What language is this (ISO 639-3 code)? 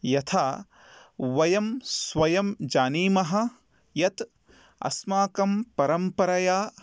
san